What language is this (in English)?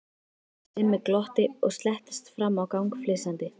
Icelandic